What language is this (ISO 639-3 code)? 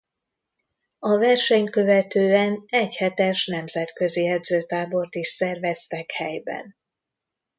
hun